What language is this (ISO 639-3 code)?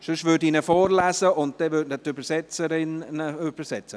gsw